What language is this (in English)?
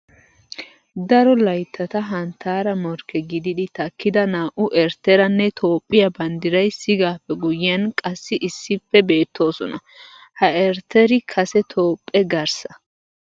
Wolaytta